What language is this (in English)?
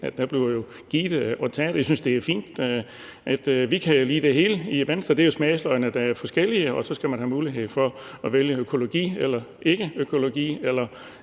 Danish